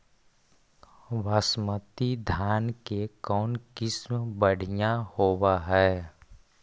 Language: Magahi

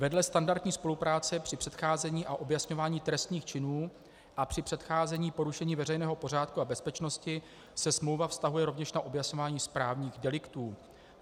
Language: Czech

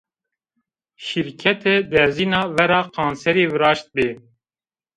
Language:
Zaza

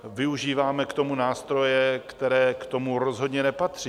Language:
Czech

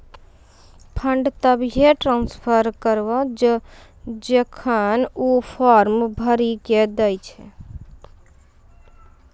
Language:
Maithili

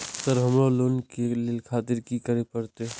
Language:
Maithili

